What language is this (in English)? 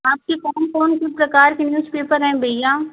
Hindi